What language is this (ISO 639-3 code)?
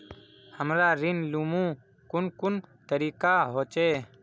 mag